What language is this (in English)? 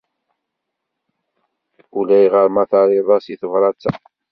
Kabyle